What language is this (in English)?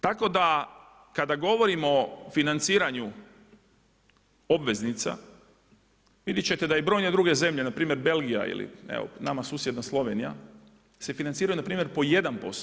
Croatian